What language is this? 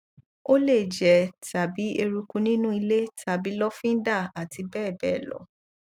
Yoruba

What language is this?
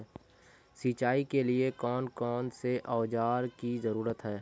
Magahi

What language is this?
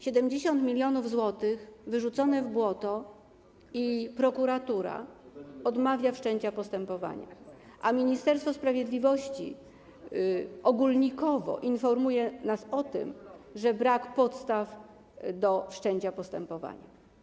Polish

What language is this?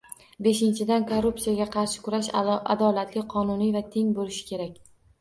Uzbek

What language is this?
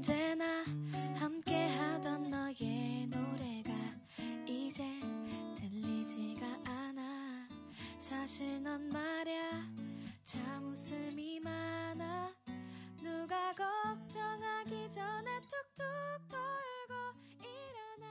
Korean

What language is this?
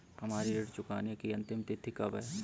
Hindi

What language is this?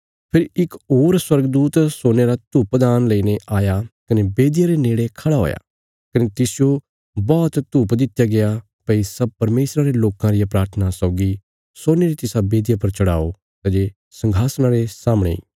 Bilaspuri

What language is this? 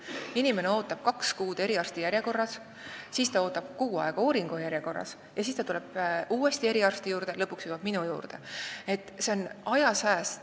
Estonian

